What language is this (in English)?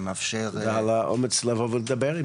Hebrew